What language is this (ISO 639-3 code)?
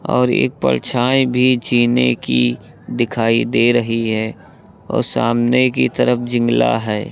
hin